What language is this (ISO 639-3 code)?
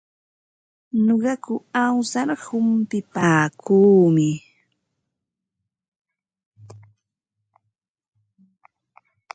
qva